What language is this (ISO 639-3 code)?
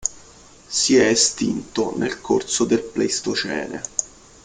ita